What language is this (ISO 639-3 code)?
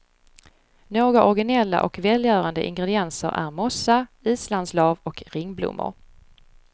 swe